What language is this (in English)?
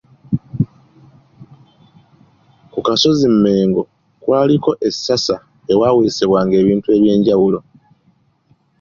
Ganda